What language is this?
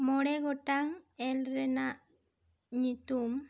Santali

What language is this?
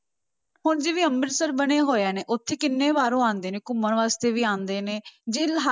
Punjabi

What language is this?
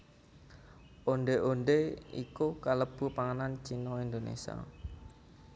Javanese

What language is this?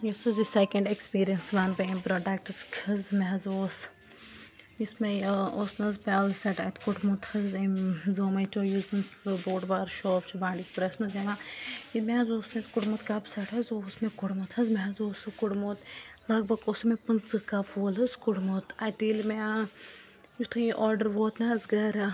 Kashmiri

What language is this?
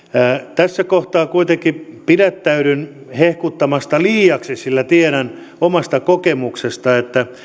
Finnish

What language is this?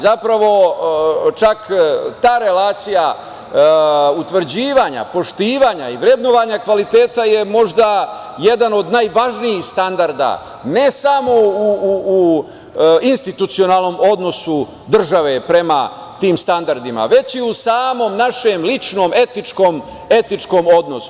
Serbian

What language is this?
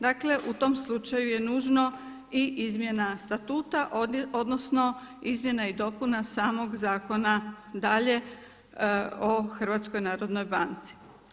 Croatian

